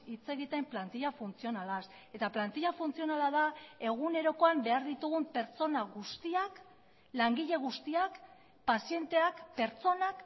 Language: Basque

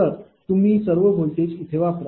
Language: Marathi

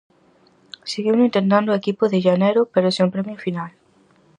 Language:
Galician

